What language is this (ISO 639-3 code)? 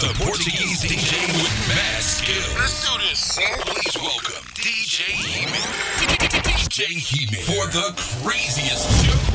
fra